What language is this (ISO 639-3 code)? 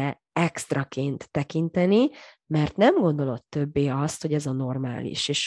hun